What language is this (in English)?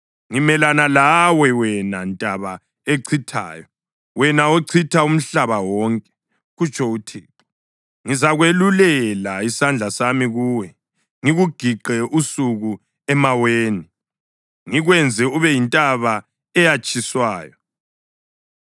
North Ndebele